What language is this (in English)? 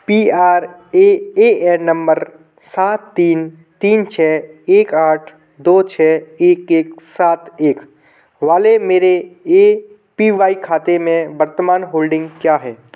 Hindi